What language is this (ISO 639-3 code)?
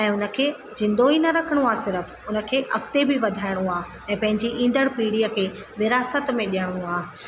snd